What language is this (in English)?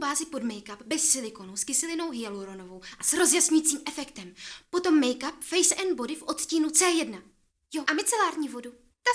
Czech